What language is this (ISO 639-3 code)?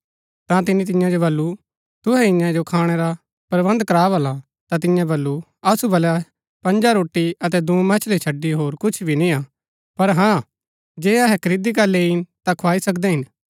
gbk